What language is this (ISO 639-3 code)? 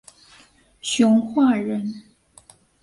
zho